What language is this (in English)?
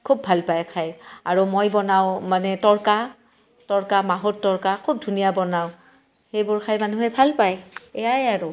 Assamese